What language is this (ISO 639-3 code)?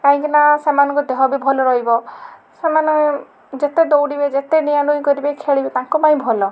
ori